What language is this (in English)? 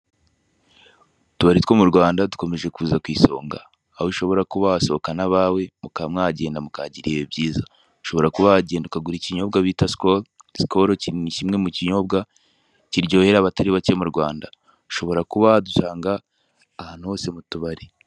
Kinyarwanda